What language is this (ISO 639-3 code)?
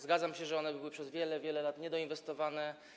pol